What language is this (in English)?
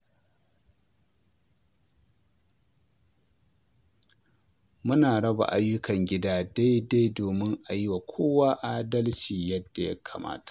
Hausa